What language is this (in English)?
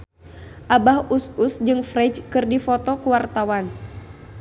Sundanese